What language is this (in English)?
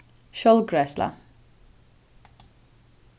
Faroese